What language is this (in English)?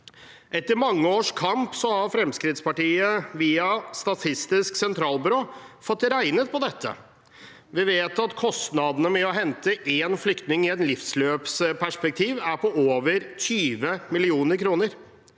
Norwegian